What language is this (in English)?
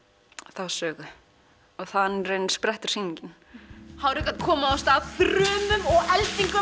Icelandic